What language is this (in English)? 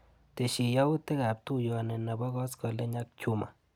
Kalenjin